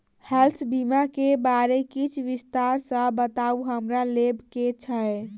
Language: Maithili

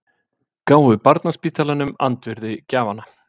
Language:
Icelandic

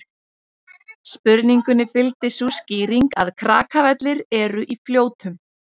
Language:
Icelandic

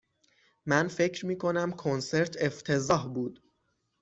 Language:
Persian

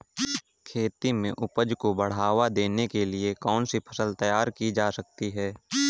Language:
Hindi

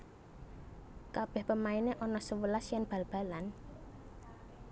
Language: Javanese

